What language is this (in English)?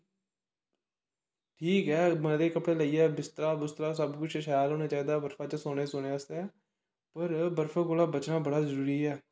Dogri